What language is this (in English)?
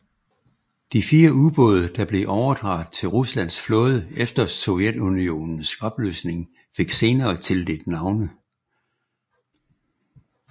Danish